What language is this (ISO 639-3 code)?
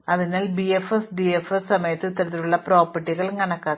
mal